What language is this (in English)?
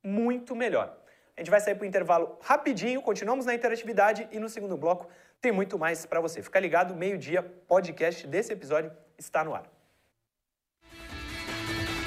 Portuguese